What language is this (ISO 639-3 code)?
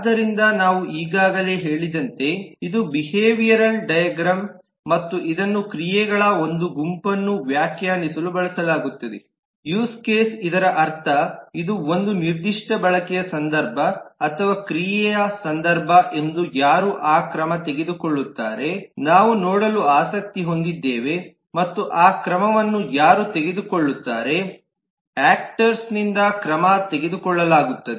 kan